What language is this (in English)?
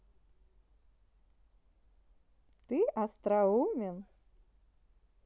Russian